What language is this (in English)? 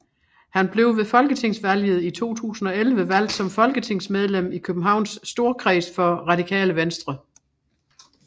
Danish